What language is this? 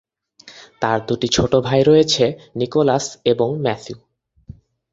Bangla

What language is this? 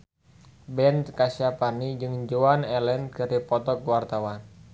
Sundanese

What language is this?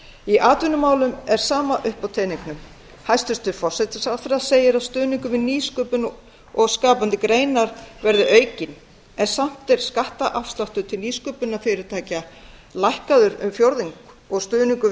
Icelandic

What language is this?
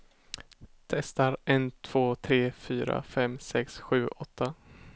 Swedish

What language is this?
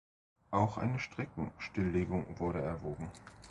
German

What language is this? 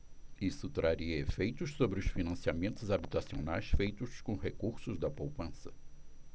Portuguese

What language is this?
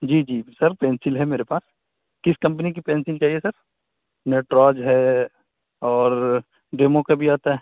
Urdu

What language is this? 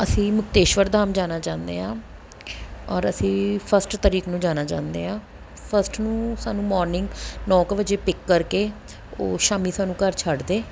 Punjabi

